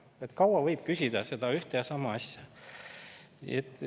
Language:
Estonian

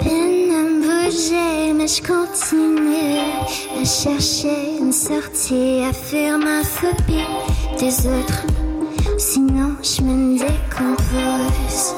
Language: French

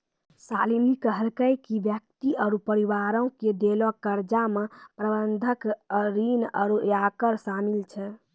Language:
Maithili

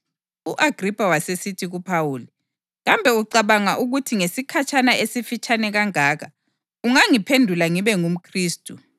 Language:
North Ndebele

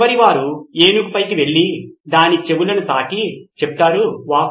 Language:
Telugu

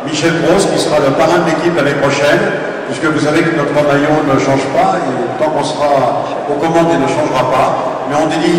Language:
French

